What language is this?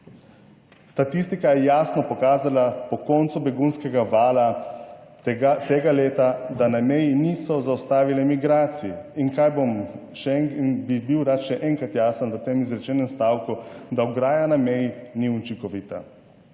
Slovenian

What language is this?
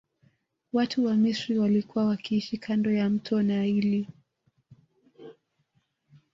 Swahili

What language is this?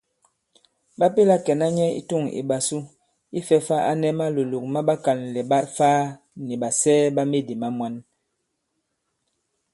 Bankon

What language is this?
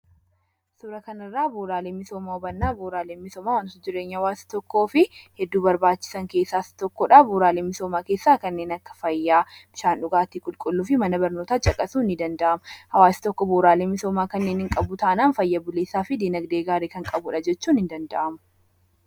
Oromo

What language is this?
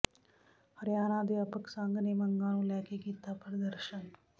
Punjabi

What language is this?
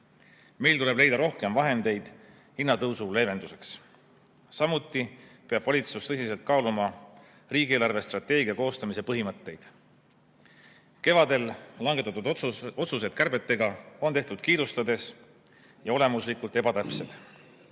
Estonian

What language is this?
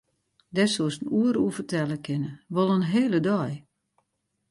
Western Frisian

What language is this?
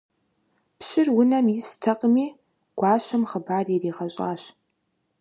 Kabardian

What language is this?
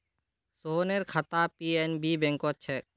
Magahi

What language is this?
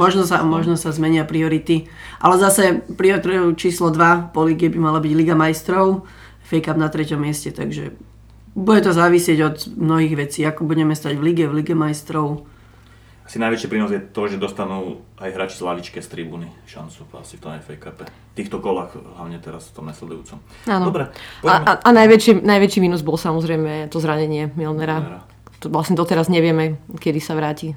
Slovak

